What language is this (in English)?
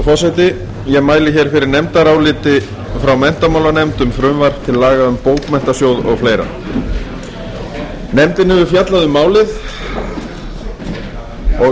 Icelandic